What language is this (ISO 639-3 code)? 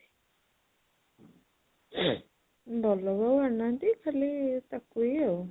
ori